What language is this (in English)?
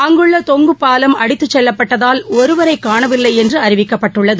Tamil